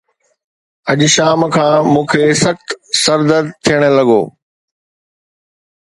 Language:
Sindhi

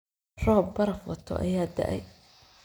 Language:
Somali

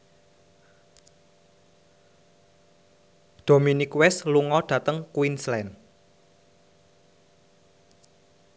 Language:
Javanese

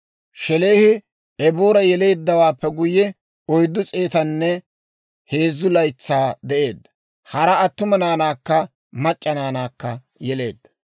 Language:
Dawro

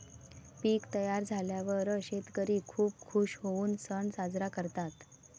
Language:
Marathi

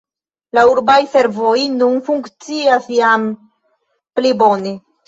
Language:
Esperanto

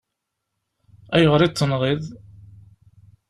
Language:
Kabyle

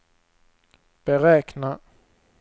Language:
Swedish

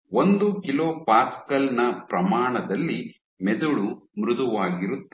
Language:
Kannada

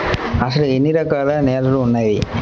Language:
Telugu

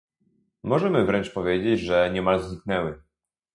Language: Polish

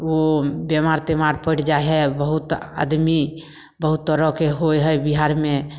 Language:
Maithili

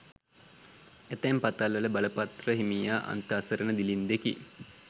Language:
Sinhala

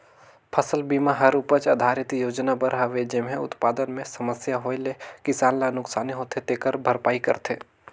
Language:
Chhattisgarhi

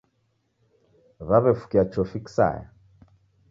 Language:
Taita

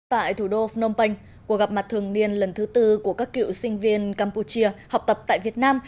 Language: Vietnamese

